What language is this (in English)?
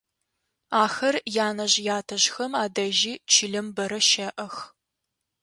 Adyghe